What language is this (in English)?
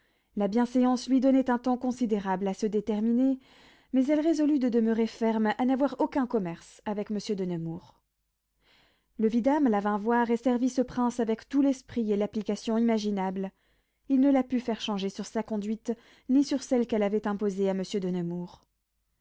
French